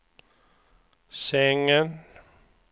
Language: Swedish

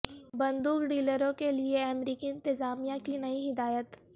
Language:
Urdu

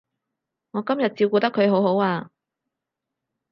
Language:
Cantonese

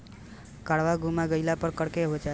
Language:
Bhojpuri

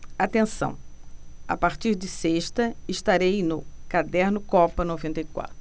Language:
Portuguese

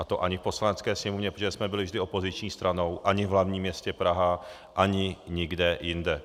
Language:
Czech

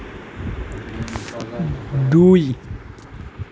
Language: Assamese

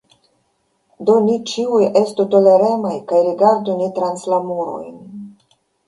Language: Esperanto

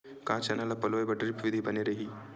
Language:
Chhattisgarhi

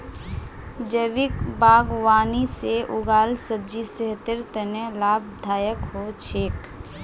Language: Magahi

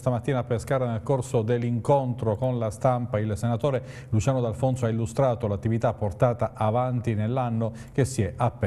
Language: Italian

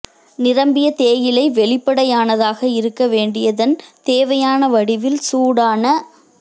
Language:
Tamil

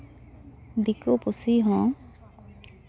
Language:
Santali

